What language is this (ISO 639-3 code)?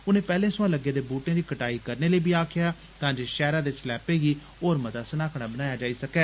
doi